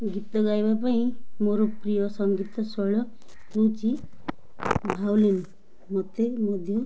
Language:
Odia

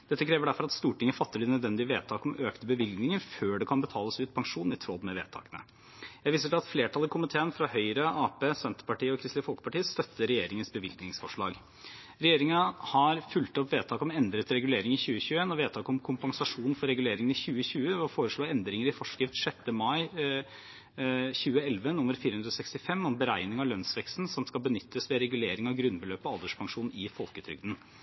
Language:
Norwegian Bokmål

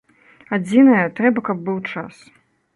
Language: Belarusian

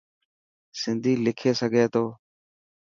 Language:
Dhatki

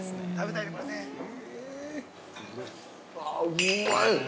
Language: Japanese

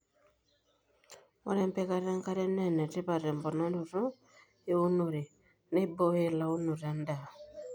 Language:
Masai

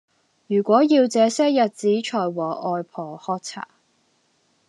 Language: Cantonese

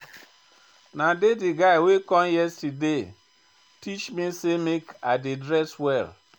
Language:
Nigerian Pidgin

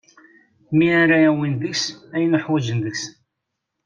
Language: Kabyle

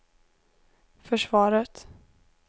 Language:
Swedish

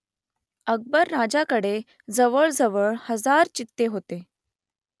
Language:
Marathi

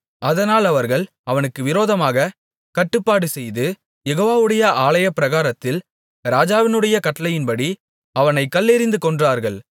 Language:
Tamil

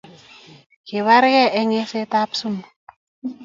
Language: Kalenjin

